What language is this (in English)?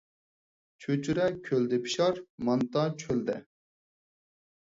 Uyghur